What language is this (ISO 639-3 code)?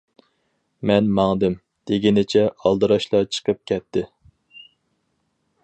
uig